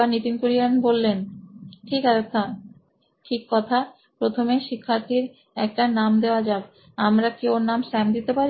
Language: Bangla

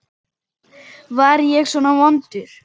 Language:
Icelandic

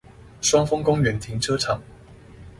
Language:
Chinese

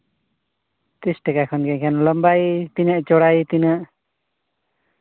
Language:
Santali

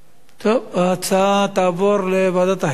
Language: Hebrew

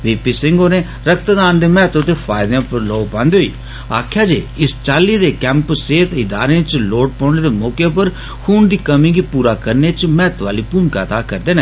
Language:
Dogri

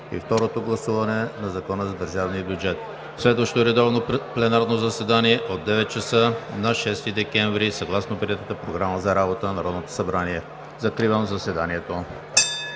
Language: Bulgarian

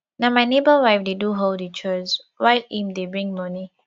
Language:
Nigerian Pidgin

